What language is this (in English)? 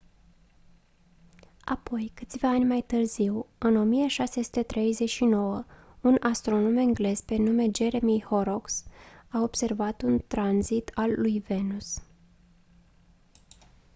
Romanian